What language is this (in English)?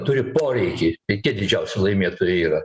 Lithuanian